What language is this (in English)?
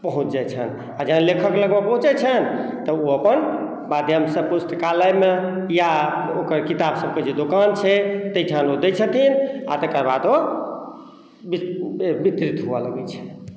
Maithili